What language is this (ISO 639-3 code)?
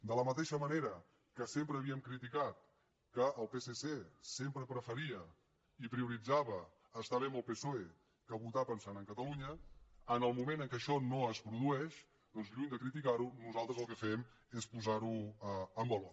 cat